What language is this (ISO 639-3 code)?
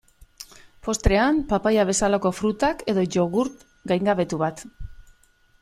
eus